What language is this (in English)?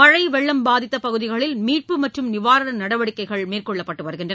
Tamil